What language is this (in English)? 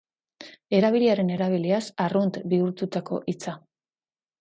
Basque